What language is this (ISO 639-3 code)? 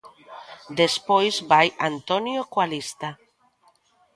glg